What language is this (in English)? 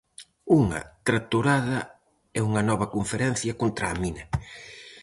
Galician